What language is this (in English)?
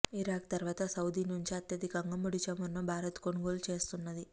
Telugu